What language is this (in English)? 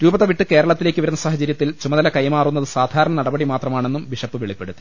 Malayalam